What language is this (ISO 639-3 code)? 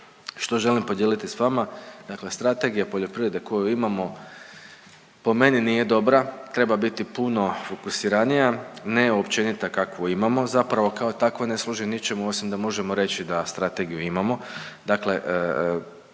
hrv